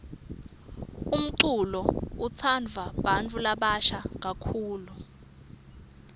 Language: Swati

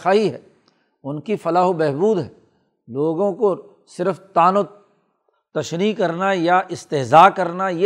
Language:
Urdu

